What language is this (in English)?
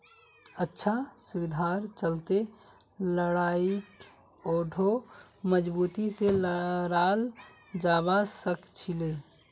Magahi